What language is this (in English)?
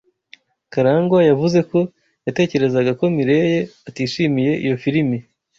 Kinyarwanda